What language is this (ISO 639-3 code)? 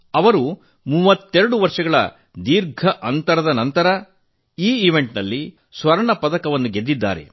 kan